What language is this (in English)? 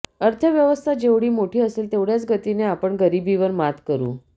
Marathi